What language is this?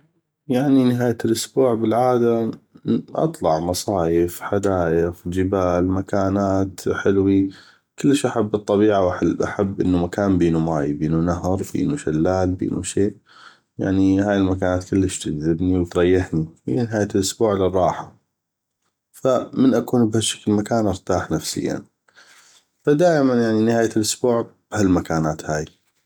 North Mesopotamian Arabic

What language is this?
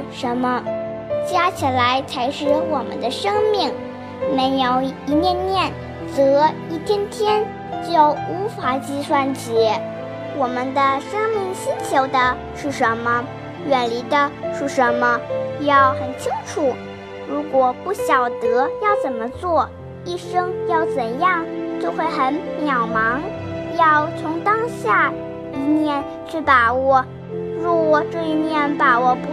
Chinese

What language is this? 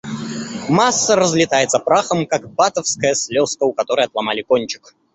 Russian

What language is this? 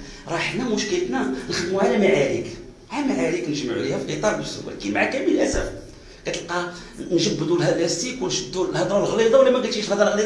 Arabic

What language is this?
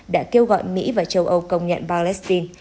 Vietnamese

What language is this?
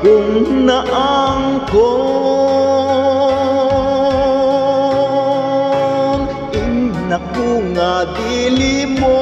Romanian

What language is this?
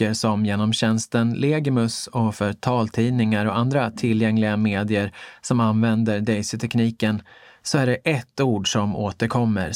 Swedish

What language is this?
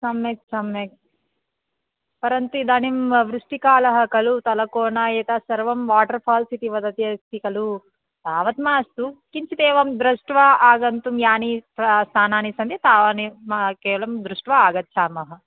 Sanskrit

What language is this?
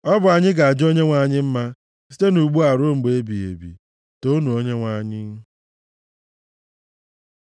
Igbo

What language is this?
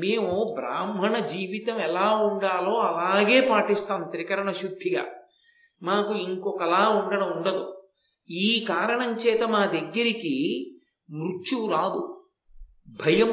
Telugu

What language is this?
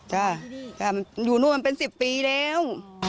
Thai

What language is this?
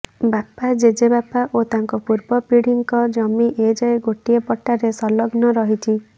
Odia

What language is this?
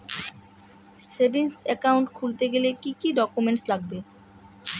Bangla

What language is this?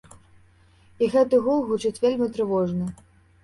Belarusian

